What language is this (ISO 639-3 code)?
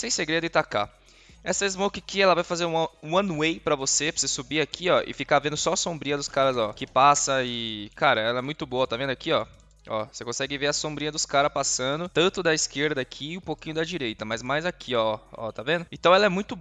por